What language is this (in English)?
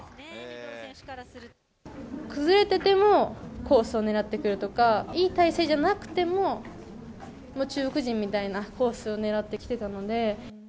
Japanese